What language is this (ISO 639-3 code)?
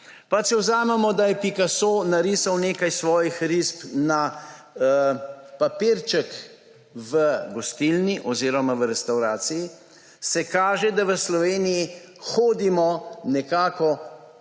slv